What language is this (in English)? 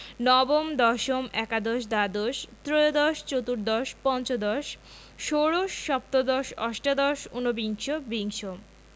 Bangla